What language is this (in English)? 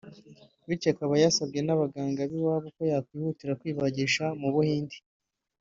Kinyarwanda